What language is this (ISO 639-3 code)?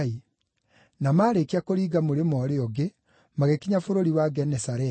kik